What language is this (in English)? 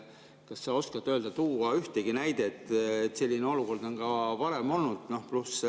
Estonian